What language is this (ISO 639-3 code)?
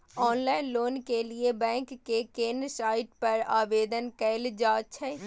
mai